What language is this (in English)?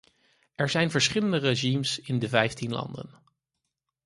Dutch